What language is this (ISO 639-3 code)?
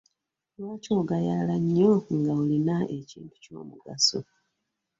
lug